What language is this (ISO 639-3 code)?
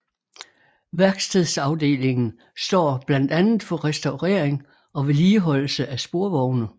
dan